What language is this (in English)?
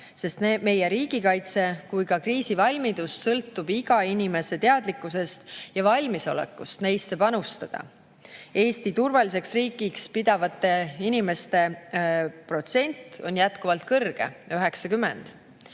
Estonian